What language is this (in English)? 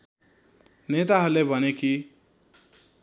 Nepali